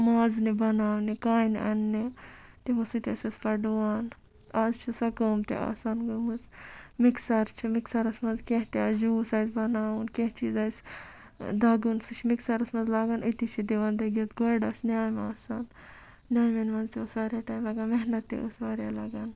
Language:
Kashmiri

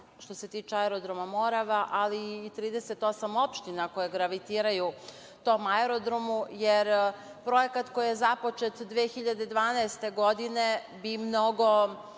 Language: Serbian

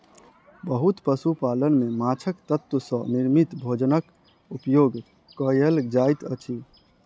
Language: Maithili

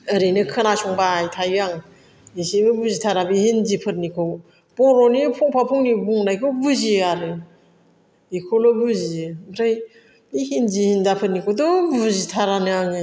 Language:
Bodo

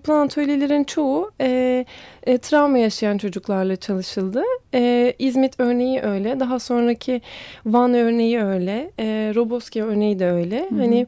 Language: Turkish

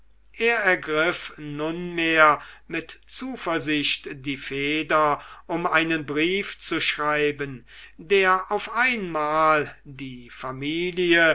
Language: German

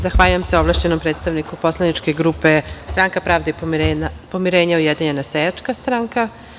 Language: Serbian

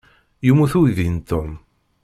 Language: Kabyle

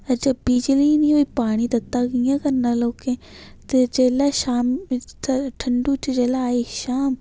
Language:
Dogri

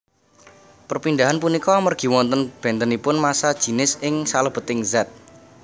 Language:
Javanese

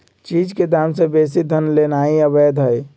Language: Magahi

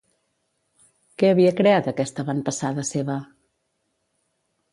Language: Catalan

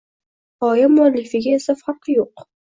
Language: Uzbek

